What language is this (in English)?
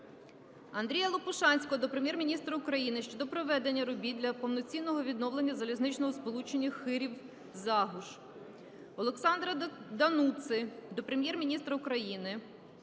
Ukrainian